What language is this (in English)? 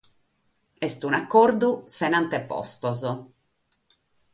Sardinian